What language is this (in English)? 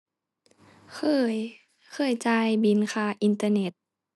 Thai